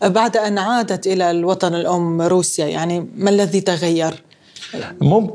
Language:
Arabic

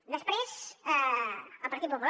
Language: Catalan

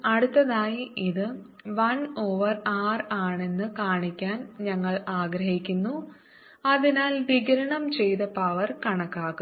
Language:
Malayalam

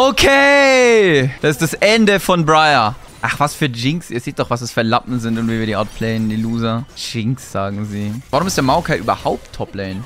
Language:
German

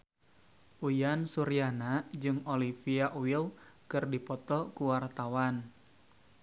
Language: Sundanese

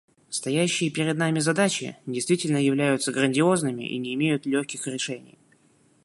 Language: Russian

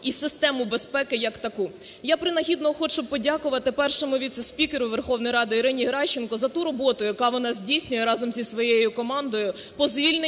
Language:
Ukrainian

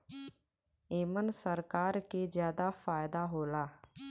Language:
Bhojpuri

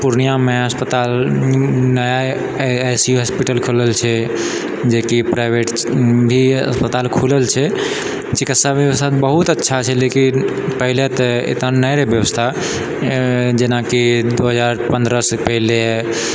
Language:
Maithili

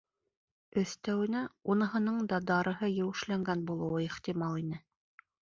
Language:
Bashkir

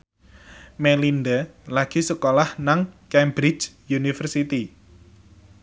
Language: Javanese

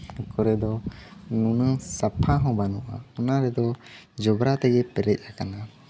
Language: Santali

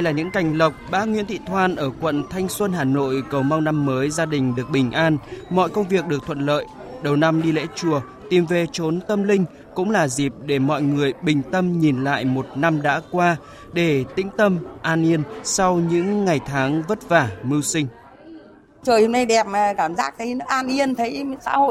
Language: Vietnamese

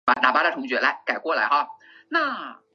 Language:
Chinese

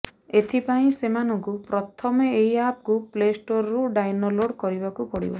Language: Odia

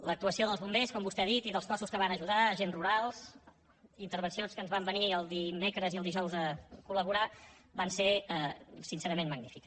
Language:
Catalan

